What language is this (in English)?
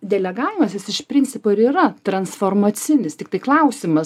Lithuanian